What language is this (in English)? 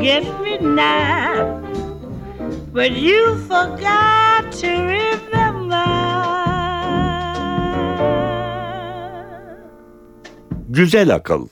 Turkish